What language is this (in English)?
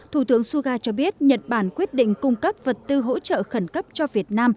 Vietnamese